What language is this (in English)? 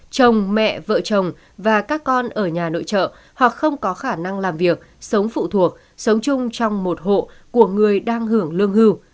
Vietnamese